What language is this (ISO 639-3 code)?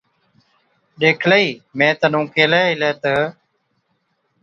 odk